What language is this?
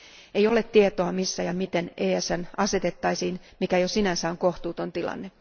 Finnish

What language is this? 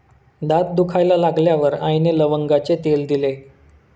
Marathi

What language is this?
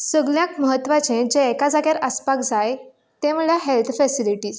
Konkani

